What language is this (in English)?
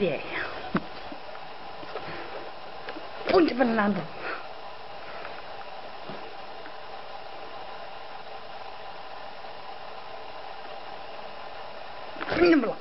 English